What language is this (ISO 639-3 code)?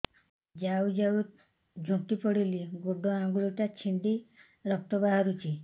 ori